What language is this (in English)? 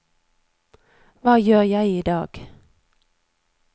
Norwegian